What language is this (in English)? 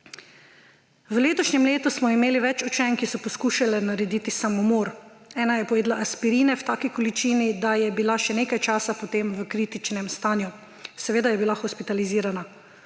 Slovenian